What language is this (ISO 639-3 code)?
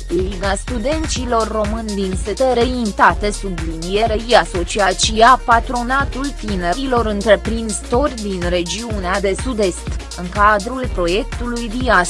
ron